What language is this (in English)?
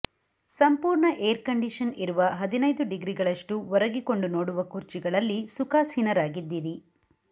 Kannada